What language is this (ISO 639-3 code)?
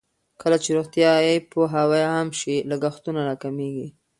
pus